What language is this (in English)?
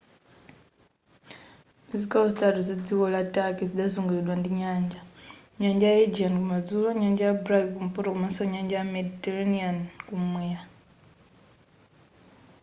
Nyanja